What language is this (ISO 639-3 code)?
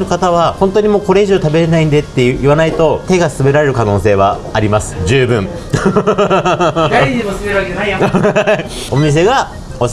jpn